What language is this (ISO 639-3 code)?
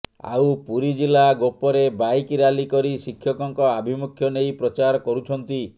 ori